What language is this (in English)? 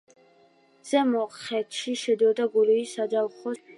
Georgian